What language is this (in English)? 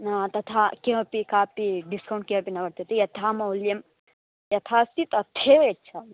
Sanskrit